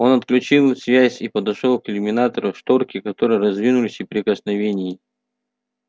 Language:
Russian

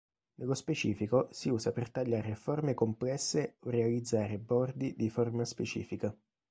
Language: Italian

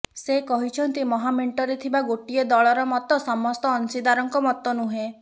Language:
Odia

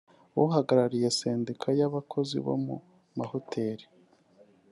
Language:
Kinyarwanda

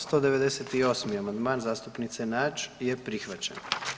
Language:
Croatian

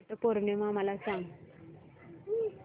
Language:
Marathi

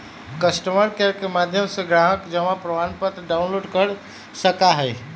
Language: Magahi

